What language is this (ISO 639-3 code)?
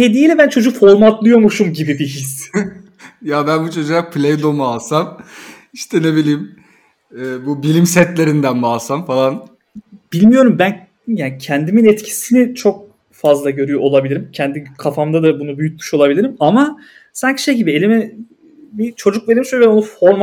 tur